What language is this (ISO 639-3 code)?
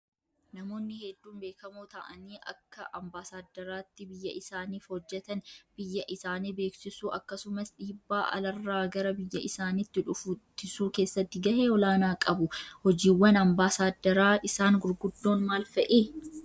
orm